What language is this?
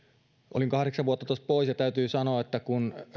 Finnish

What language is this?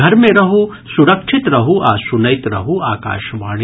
Maithili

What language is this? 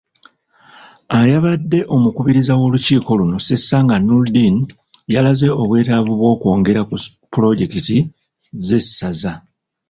Ganda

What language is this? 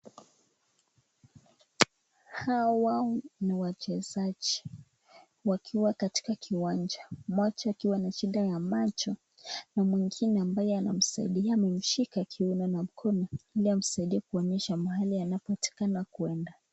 Swahili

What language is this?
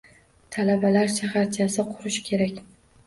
Uzbek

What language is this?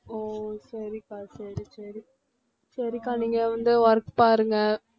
Tamil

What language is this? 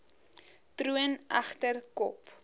Afrikaans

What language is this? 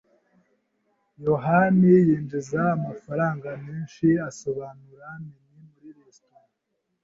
Kinyarwanda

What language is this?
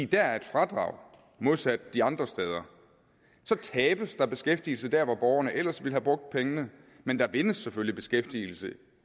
Danish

